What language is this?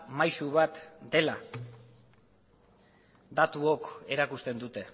Basque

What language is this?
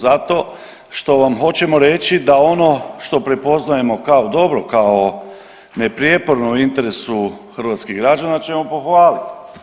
Croatian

